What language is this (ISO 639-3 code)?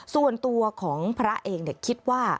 tha